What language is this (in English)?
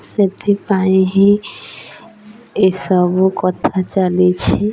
Odia